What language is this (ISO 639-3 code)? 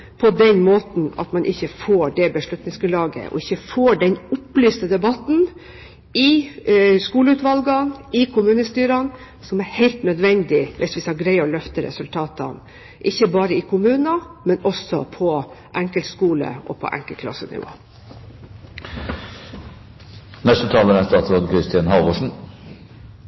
nob